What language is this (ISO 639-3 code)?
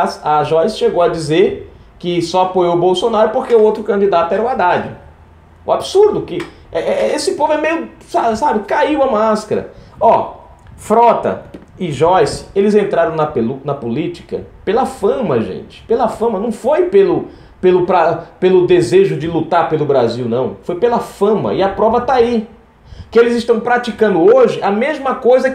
por